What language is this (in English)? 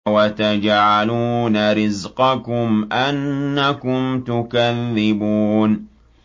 Arabic